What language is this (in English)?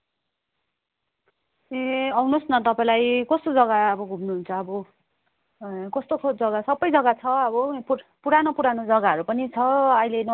Nepali